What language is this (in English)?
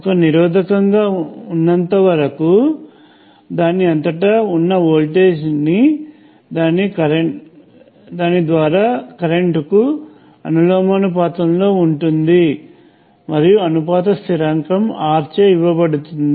Telugu